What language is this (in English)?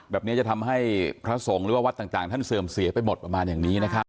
Thai